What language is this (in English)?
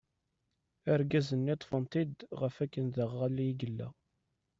Kabyle